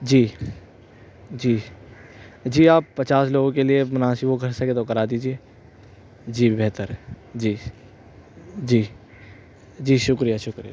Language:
Urdu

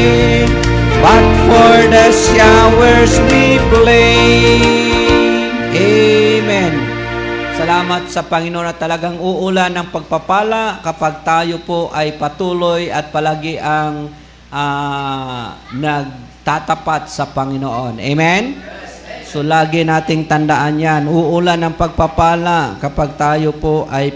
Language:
Filipino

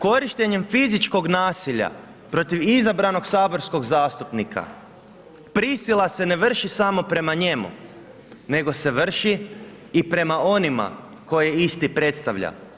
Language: Croatian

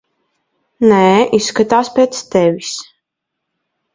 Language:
Latvian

